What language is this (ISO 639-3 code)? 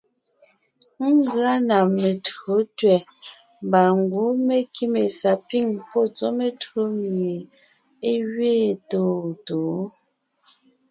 nnh